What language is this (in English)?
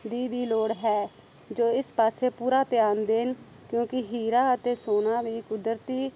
Punjabi